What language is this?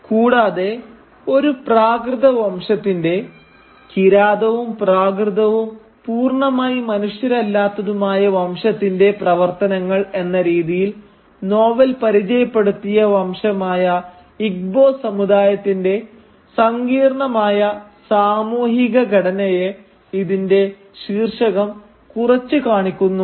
Malayalam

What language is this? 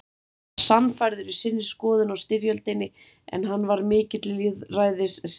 Icelandic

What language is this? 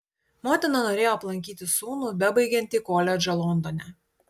Lithuanian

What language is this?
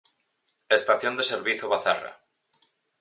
Galician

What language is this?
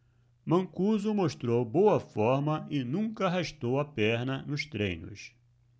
Portuguese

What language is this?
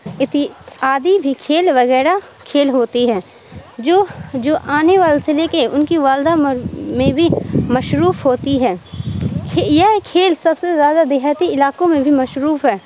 Urdu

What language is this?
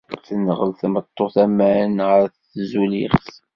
Kabyle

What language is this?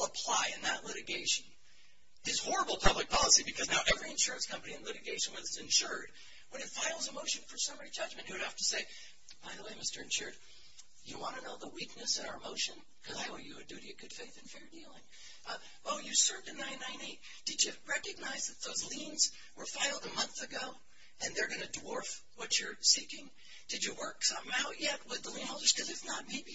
English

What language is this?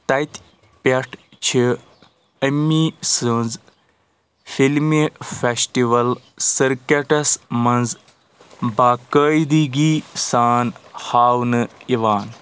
Kashmiri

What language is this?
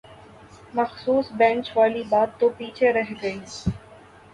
Urdu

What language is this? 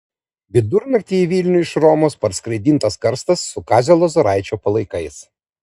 Lithuanian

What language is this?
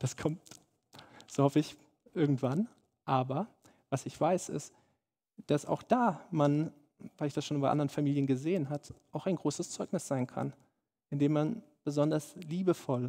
German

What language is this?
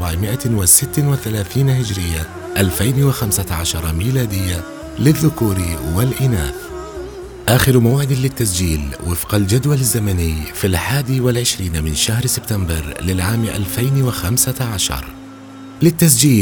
Arabic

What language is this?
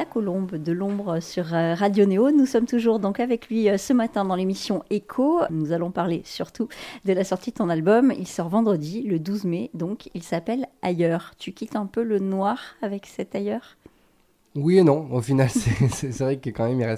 French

